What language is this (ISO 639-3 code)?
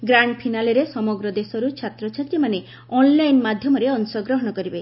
ori